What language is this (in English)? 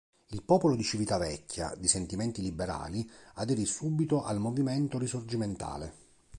Italian